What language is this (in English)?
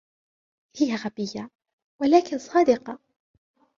Arabic